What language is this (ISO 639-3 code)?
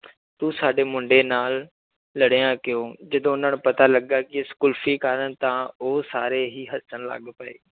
pan